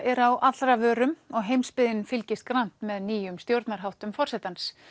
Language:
Icelandic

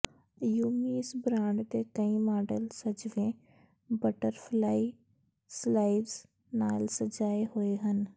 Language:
Punjabi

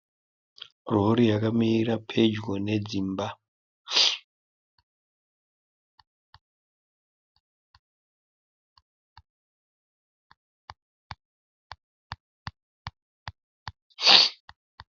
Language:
Shona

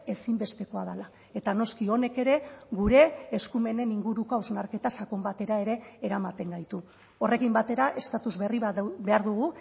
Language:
Basque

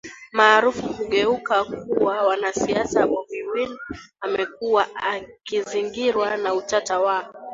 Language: Swahili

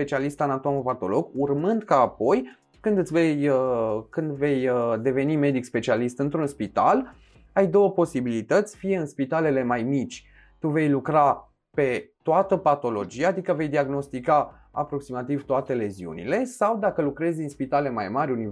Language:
Romanian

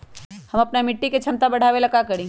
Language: Magahi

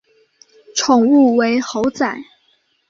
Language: Chinese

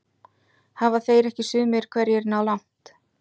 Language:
Icelandic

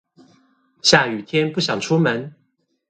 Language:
Chinese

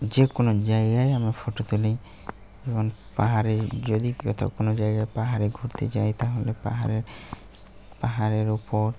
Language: Bangla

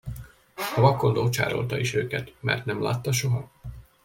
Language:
Hungarian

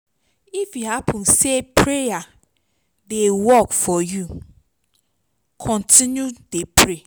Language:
Nigerian Pidgin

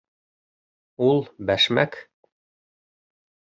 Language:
Bashkir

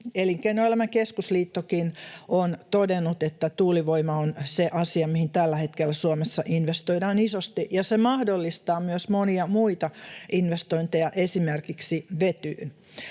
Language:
Finnish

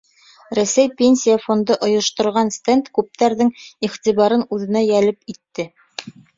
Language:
Bashkir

